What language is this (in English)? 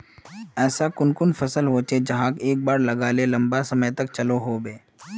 Magahi